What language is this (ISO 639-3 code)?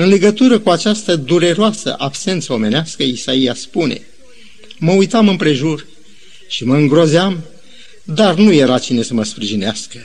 ron